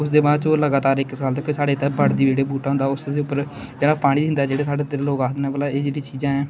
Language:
Dogri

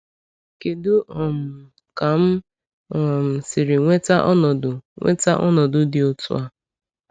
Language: Igbo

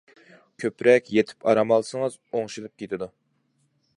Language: Uyghur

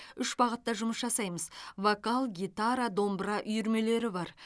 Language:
Kazakh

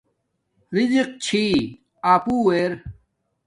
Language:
Domaaki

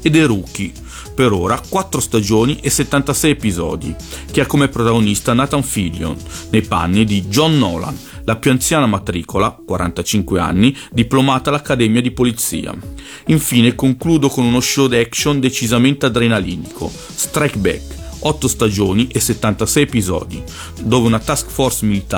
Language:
Italian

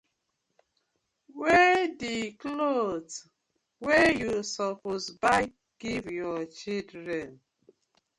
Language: Nigerian Pidgin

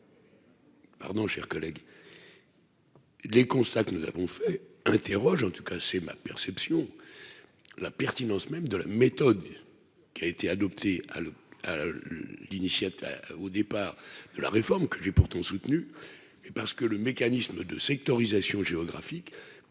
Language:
French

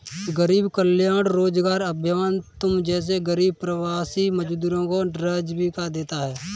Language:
Hindi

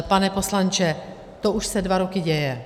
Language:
Czech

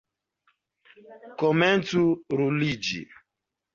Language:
Esperanto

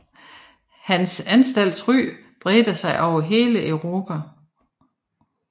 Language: Danish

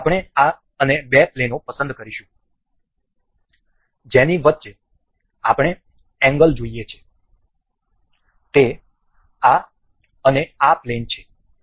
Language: Gujarati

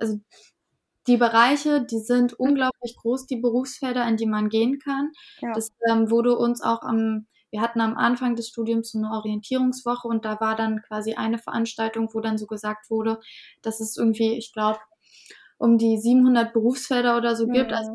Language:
German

